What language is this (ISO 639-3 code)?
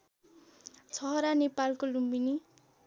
nep